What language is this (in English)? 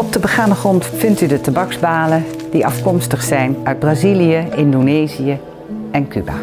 Dutch